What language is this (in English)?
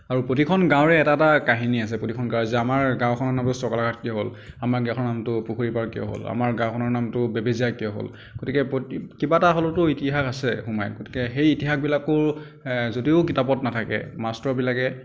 Assamese